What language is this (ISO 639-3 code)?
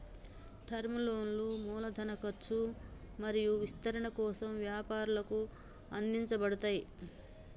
tel